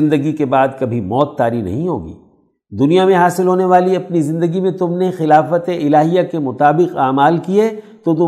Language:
Urdu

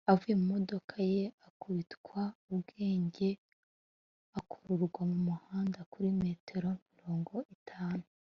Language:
Kinyarwanda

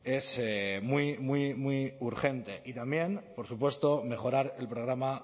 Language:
Spanish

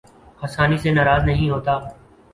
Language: Urdu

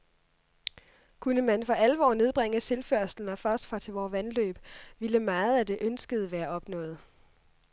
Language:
Danish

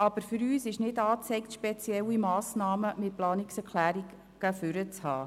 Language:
Swiss German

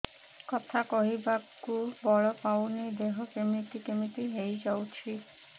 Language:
Odia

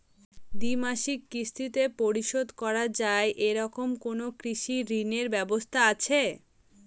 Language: Bangla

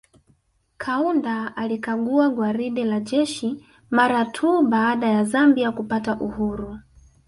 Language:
Swahili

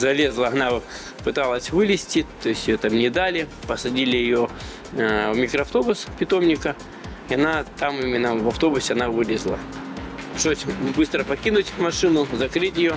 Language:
Russian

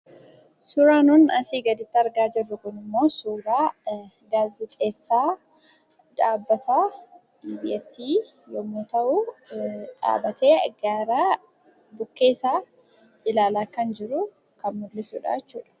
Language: Oromo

